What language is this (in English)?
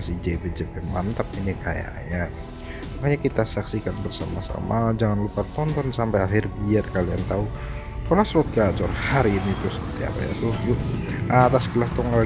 Indonesian